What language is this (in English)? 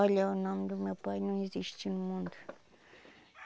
Portuguese